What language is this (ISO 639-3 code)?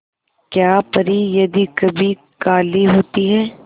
hin